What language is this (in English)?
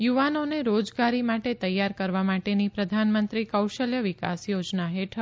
Gujarati